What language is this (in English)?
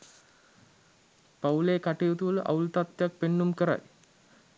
Sinhala